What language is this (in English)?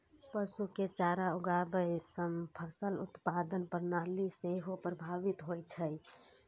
Maithili